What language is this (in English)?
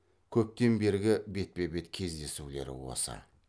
Kazakh